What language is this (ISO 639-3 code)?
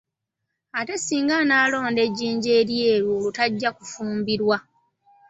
lug